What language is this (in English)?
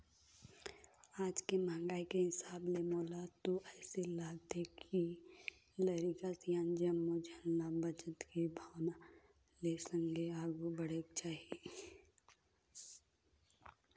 Chhattisgarhi